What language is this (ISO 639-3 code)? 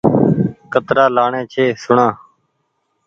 gig